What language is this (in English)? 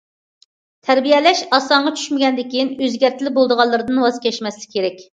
Uyghur